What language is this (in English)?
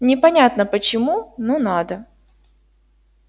Russian